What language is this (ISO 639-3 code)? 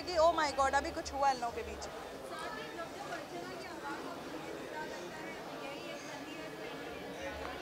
hin